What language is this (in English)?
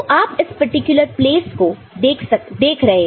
Hindi